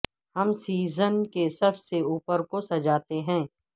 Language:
Urdu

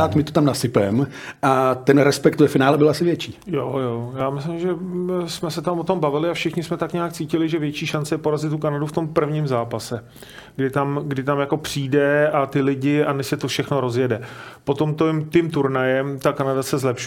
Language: Czech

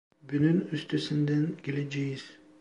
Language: Turkish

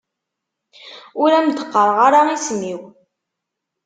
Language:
Kabyle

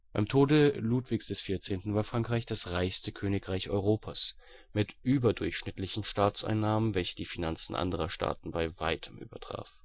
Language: German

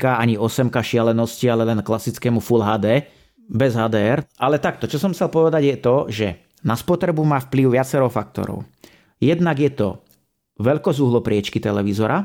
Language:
Slovak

